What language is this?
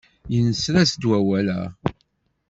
Kabyle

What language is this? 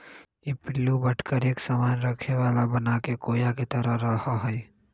Magahi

